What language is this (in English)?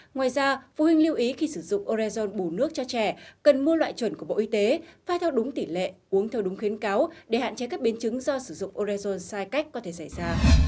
Vietnamese